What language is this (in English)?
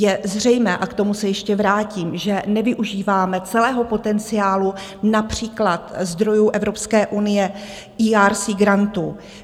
Czech